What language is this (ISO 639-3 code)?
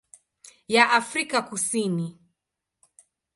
swa